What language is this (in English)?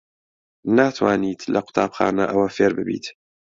Central Kurdish